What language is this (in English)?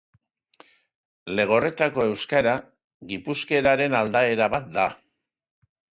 Basque